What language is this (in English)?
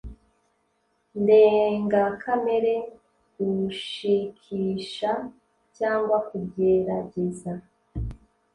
Kinyarwanda